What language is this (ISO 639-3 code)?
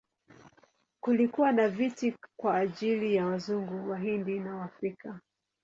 swa